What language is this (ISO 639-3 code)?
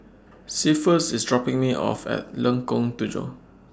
eng